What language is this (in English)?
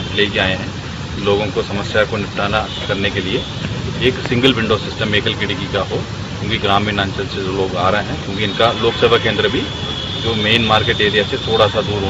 Hindi